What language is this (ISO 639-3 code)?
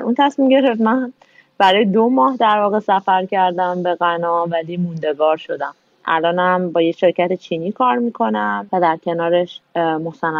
fas